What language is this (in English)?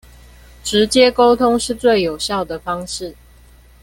Chinese